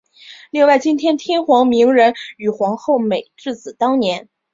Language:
Chinese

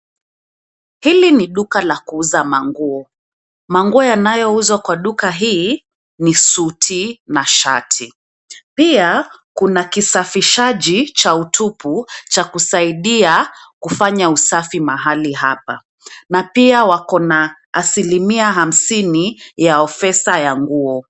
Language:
Swahili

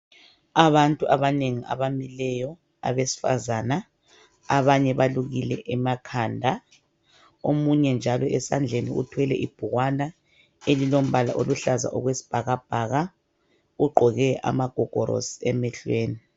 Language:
North Ndebele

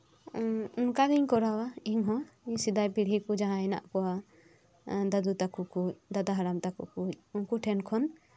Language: Santali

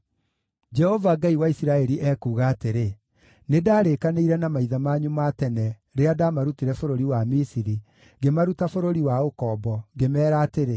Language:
Kikuyu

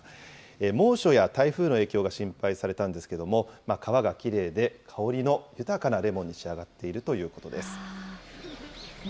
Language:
Japanese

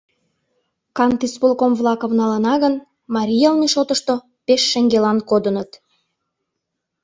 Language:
Mari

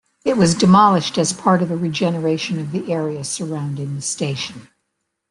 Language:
English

